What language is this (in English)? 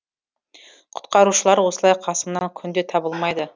Kazakh